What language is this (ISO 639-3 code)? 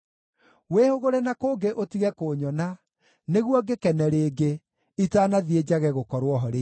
kik